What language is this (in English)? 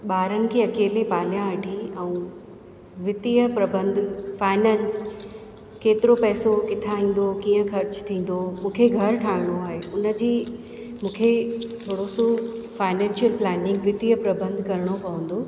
Sindhi